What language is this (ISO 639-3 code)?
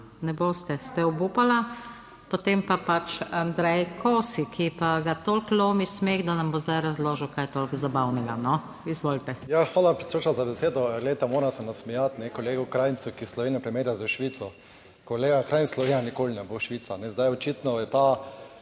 slv